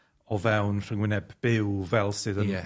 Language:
Welsh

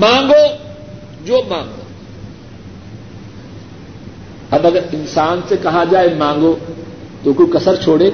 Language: Urdu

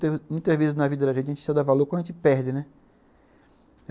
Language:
Portuguese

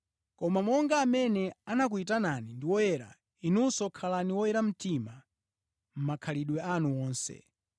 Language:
Nyanja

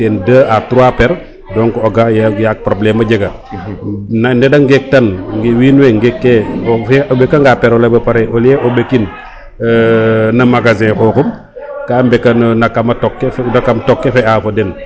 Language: Serer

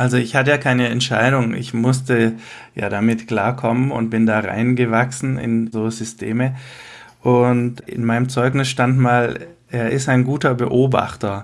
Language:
German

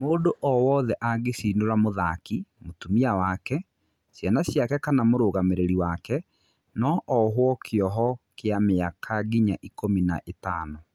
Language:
Kikuyu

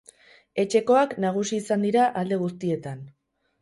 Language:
Basque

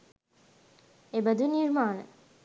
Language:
Sinhala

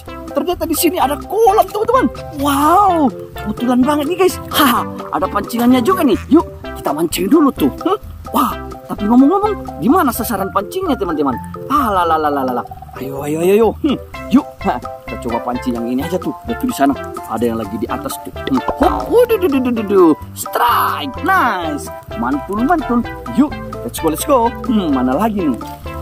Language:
Indonesian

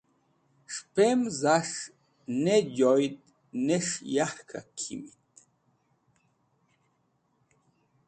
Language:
Wakhi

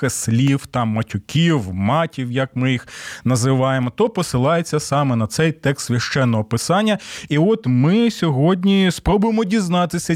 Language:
Ukrainian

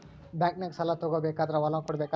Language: Kannada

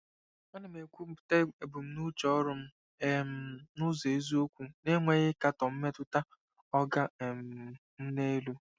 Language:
Igbo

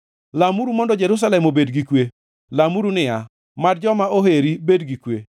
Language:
Luo (Kenya and Tanzania)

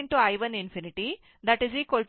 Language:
Kannada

